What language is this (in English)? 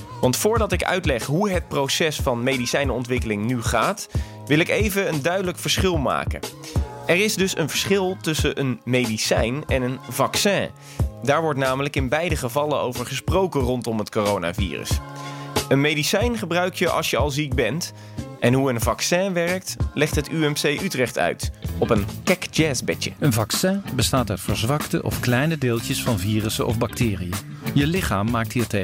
Dutch